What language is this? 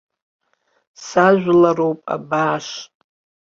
Abkhazian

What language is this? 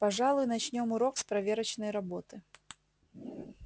Russian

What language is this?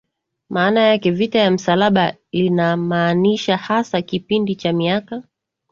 Swahili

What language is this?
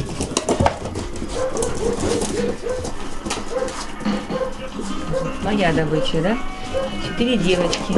Russian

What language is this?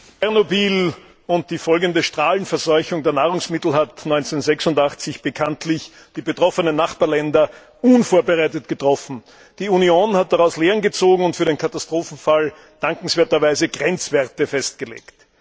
German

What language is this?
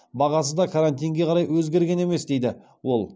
Kazakh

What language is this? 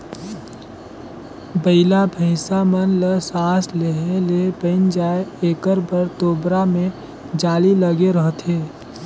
Chhattisgarhi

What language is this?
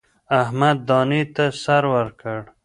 Pashto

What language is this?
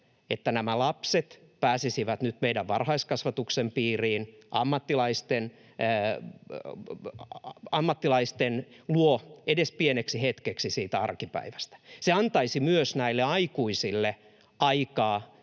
Finnish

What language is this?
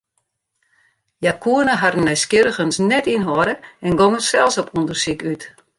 Western Frisian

